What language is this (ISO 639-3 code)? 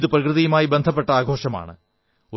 mal